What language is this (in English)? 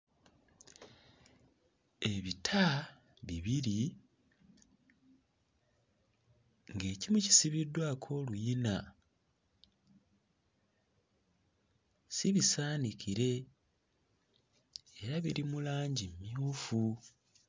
Ganda